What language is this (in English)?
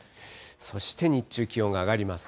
Japanese